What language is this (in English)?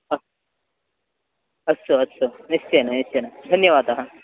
Sanskrit